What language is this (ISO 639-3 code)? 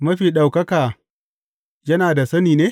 hau